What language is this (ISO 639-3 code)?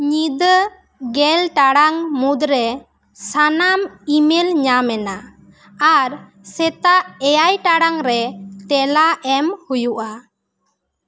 sat